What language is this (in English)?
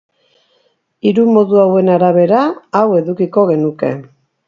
Basque